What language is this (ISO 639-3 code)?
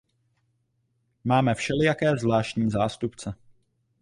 ces